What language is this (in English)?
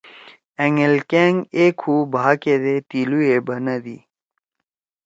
Torwali